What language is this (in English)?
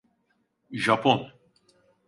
Turkish